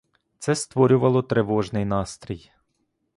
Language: Ukrainian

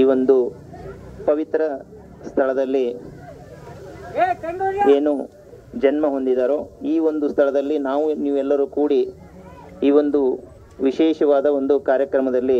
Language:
Arabic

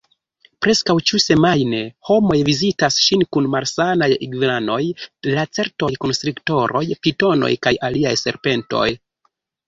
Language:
Esperanto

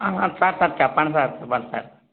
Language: Telugu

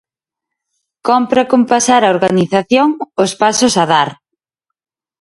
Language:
Galician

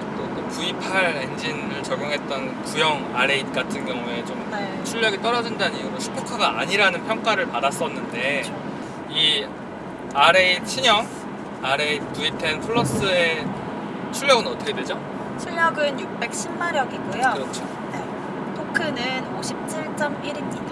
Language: Korean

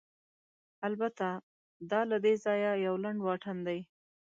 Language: Pashto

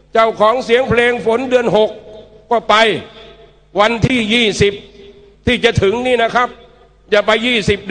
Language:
Thai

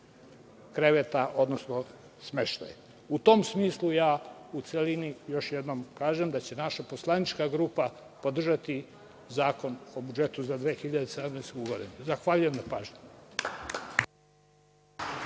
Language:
Serbian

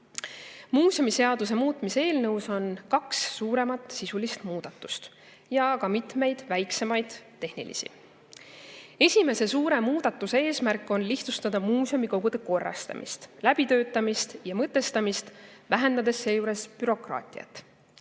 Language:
Estonian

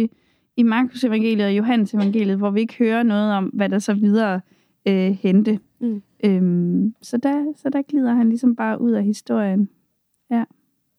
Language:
Danish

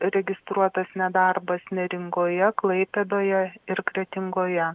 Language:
Lithuanian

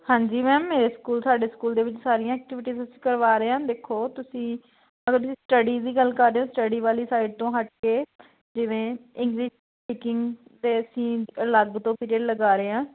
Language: Punjabi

